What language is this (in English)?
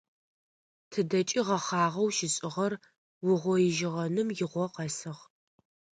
Adyghe